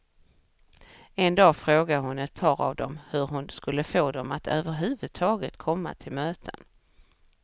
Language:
Swedish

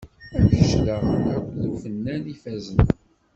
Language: Kabyle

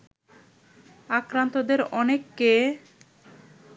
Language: Bangla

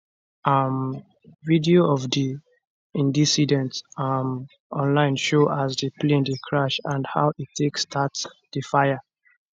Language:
Nigerian Pidgin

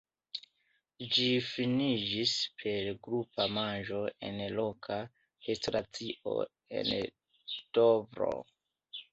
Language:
Esperanto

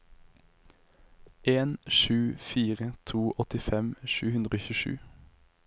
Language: Norwegian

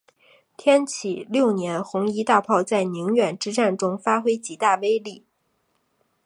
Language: Chinese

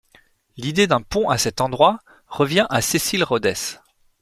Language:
French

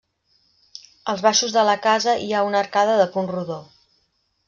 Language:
Catalan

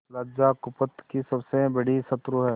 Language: Hindi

